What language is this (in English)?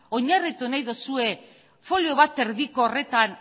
Basque